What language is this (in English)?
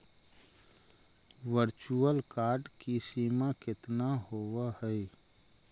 Magahi